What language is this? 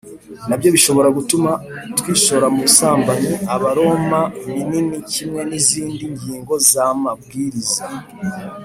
Kinyarwanda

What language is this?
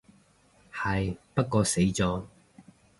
Cantonese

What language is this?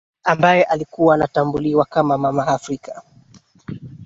Swahili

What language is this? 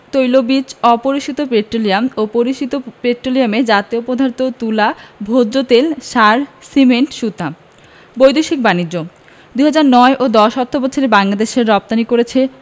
Bangla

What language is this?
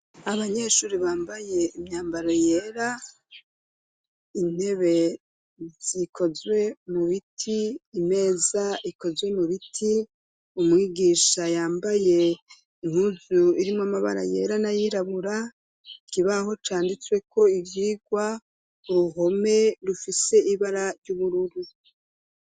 Rundi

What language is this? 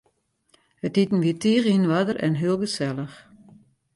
Western Frisian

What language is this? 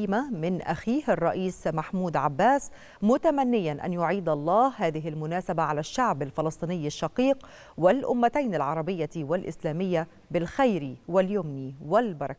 Arabic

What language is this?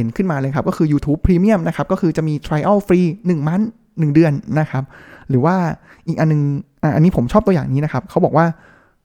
Thai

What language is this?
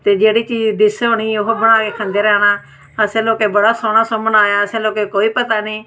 Dogri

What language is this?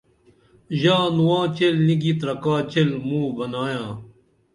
Dameli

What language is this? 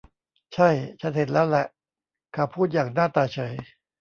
Thai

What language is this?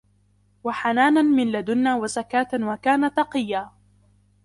Arabic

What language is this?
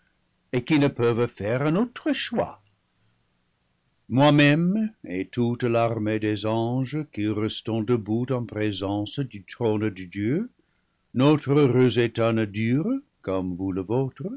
French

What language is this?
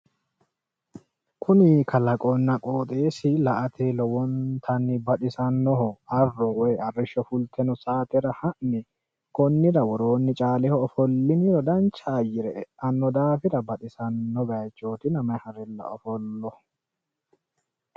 Sidamo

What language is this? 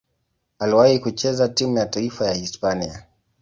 Swahili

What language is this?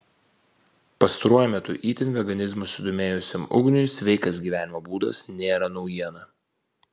Lithuanian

